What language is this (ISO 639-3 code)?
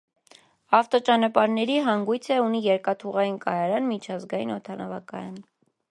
hye